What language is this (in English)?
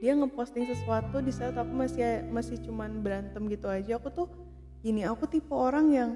Indonesian